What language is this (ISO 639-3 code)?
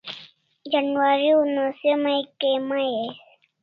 kls